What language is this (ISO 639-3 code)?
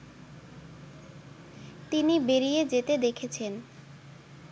ben